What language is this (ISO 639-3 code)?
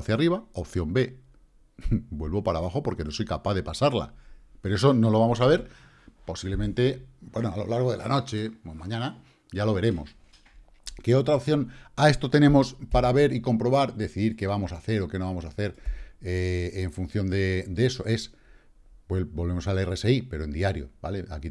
spa